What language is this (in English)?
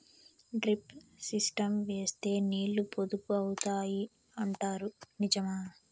Telugu